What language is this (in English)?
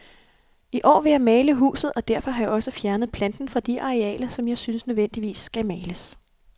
Danish